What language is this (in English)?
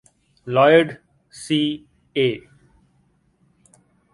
English